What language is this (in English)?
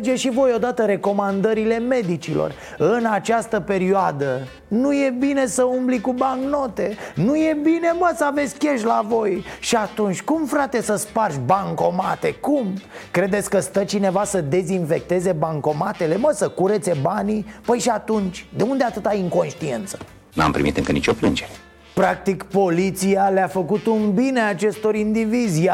Romanian